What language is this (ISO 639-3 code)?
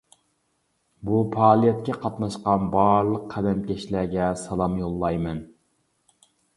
uig